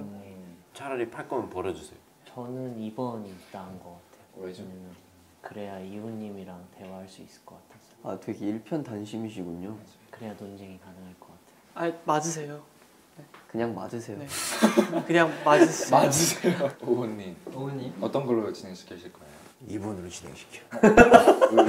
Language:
Korean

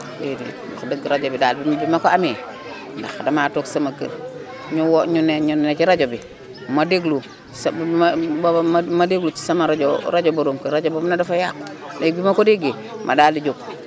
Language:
Wolof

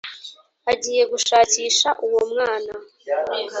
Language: Kinyarwanda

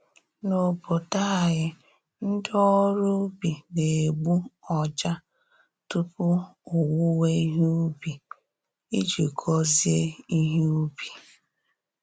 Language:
Igbo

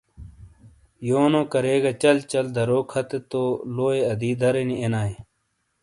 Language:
Shina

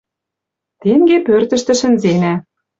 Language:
Western Mari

